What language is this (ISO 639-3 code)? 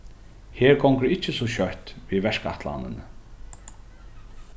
fao